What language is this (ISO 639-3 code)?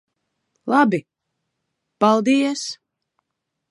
lav